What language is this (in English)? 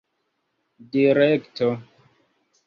Esperanto